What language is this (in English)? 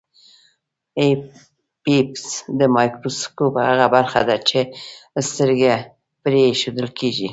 Pashto